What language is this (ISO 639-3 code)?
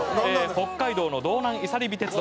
jpn